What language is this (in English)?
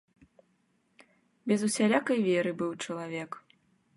Belarusian